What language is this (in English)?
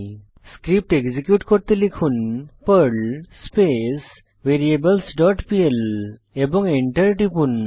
Bangla